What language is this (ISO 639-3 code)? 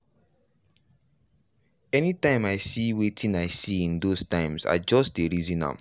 pcm